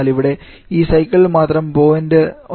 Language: Malayalam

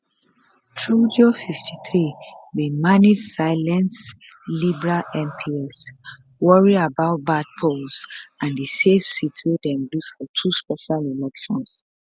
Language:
Nigerian Pidgin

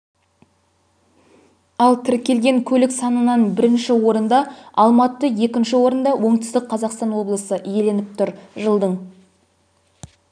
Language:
Kazakh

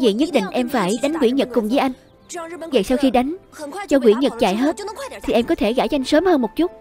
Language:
Vietnamese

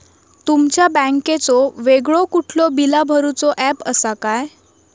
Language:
Marathi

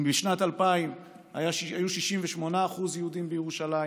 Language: Hebrew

